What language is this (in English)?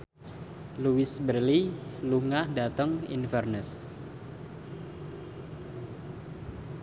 Javanese